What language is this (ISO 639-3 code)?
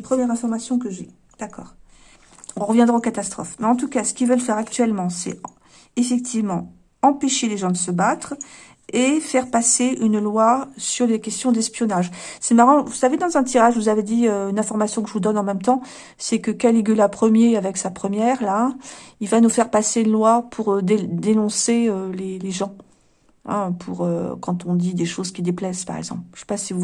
fra